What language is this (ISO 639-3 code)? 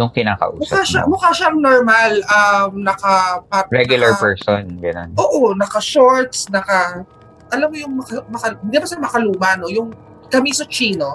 fil